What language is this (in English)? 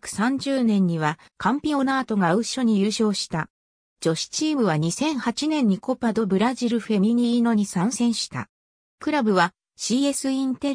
Japanese